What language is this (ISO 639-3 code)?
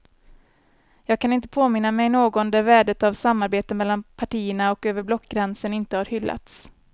swe